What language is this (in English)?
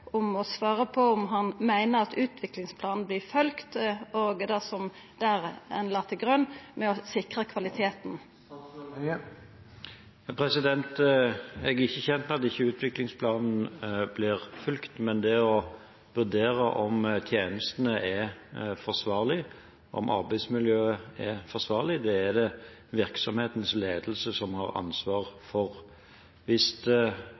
Norwegian